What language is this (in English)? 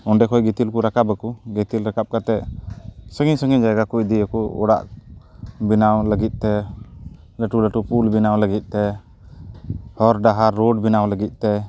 Santali